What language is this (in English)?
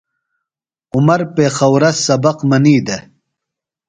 Phalura